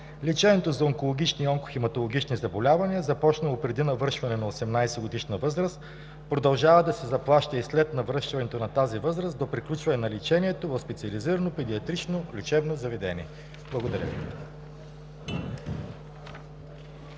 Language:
Bulgarian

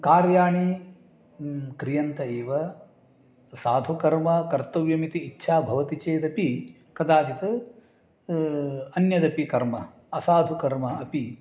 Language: Sanskrit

